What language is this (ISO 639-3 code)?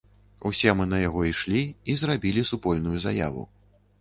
bel